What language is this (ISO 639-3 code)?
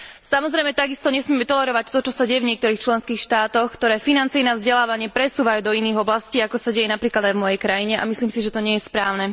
slk